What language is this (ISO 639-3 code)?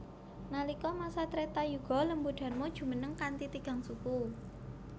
jav